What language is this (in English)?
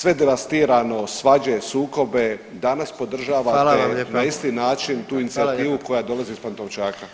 Croatian